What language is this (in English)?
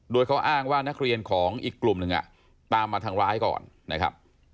Thai